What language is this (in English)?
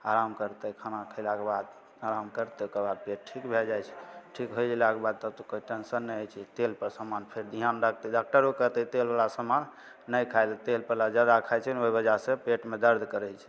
Maithili